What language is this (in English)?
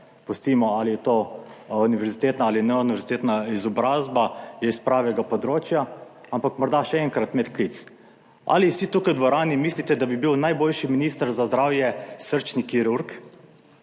Slovenian